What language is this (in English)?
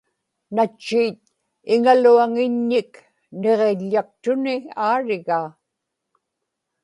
Inupiaq